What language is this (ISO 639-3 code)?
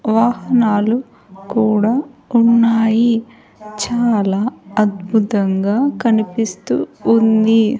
tel